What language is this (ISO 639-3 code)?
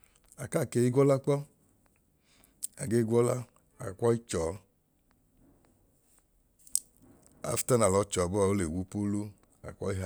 idu